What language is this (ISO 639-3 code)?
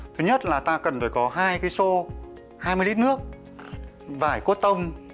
vie